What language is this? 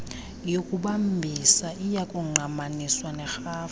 Xhosa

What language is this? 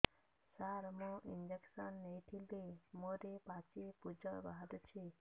Odia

